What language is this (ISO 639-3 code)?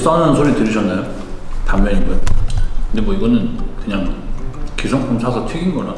kor